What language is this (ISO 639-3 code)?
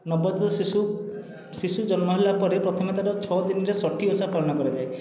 ori